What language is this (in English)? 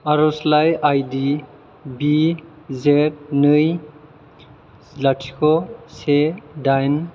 Bodo